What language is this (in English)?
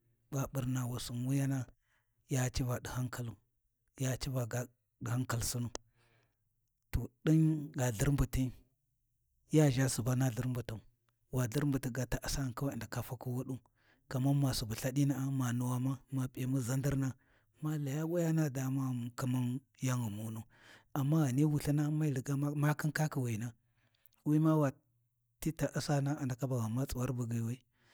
Warji